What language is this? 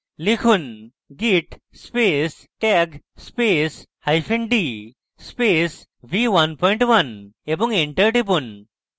Bangla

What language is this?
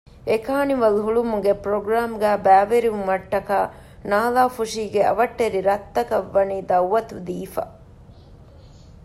Divehi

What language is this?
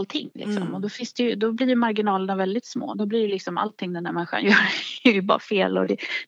Swedish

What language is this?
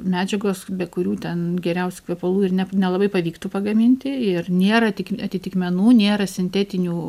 Lithuanian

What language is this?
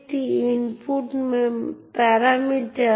Bangla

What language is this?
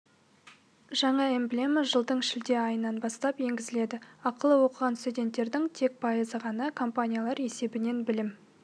Kazakh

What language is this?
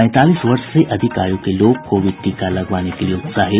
Hindi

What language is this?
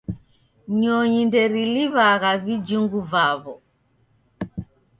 Taita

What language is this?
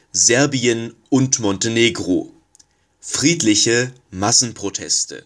German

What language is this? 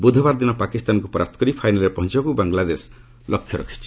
Odia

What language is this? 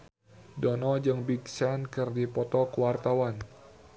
Sundanese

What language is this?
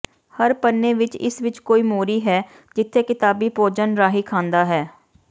Punjabi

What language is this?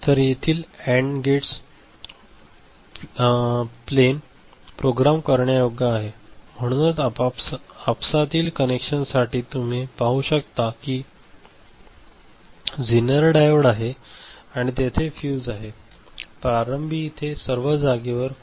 Marathi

